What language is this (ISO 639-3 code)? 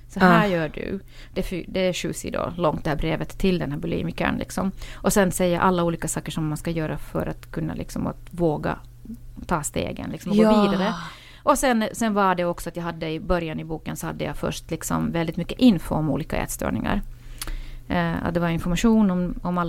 swe